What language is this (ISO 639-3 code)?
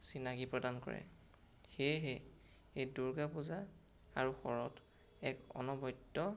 asm